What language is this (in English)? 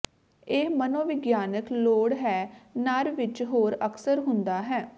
Punjabi